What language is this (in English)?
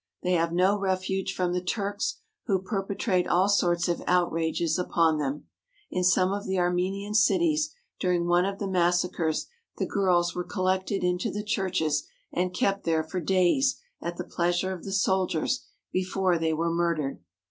English